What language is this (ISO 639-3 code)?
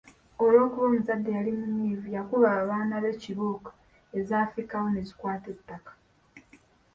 lug